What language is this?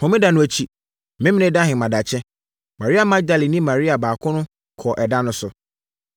Akan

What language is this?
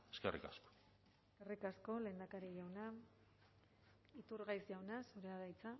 Basque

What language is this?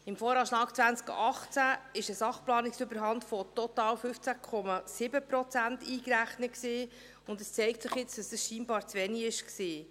Swiss German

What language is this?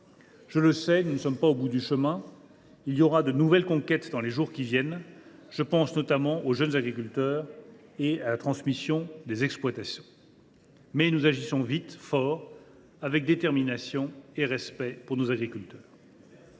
French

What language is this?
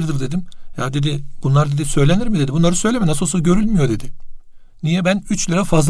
Turkish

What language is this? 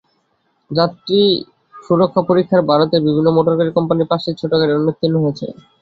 Bangla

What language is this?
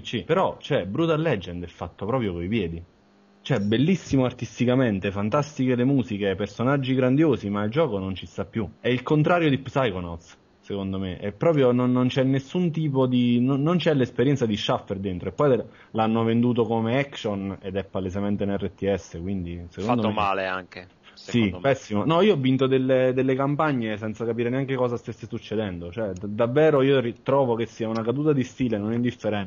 Italian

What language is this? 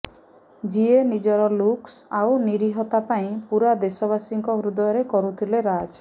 Odia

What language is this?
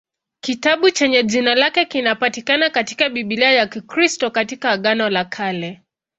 Swahili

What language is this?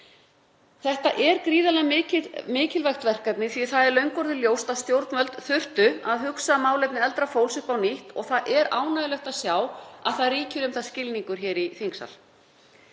Icelandic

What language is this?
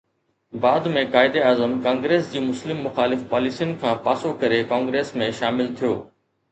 Sindhi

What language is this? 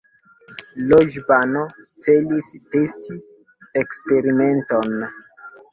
Esperanto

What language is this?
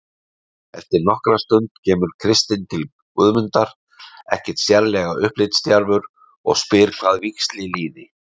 Icelandic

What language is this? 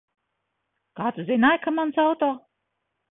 Latvian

